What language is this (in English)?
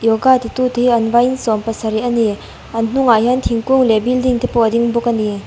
Mizo